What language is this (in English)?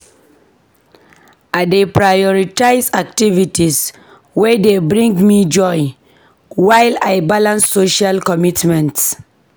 Nigerian Pidgin